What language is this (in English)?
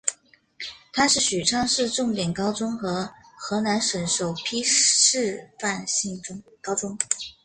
Chinese